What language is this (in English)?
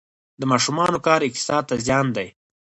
Pashto